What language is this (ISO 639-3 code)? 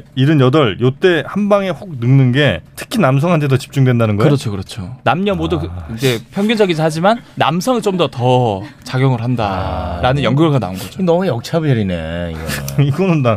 kor